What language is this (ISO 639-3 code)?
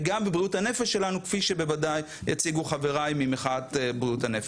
heb